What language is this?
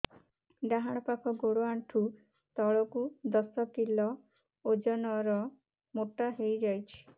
Odia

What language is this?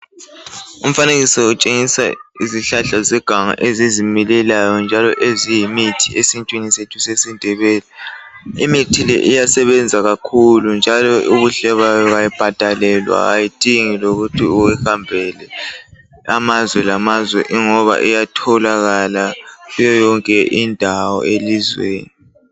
North Ndebele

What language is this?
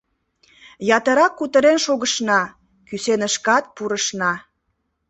Mari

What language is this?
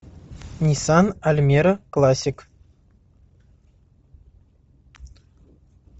Russian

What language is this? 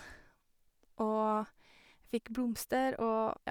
Norwegian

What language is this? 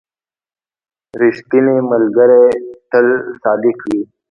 Pashto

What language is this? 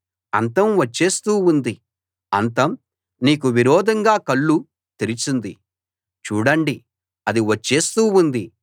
Telugu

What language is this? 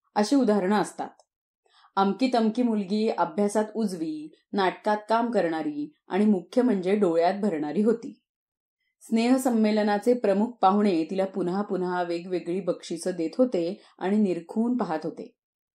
Marathi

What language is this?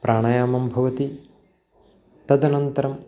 Sanskrit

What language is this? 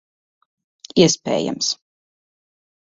Latvian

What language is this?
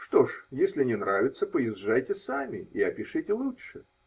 Russian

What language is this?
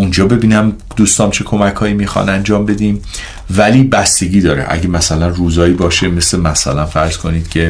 Persian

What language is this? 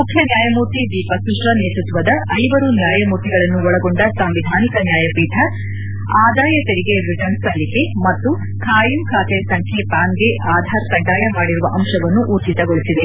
Kannada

